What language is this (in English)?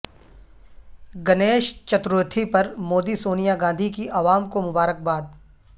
Urdu